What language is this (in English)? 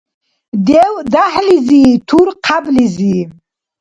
Dargwa